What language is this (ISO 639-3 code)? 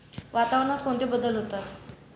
mar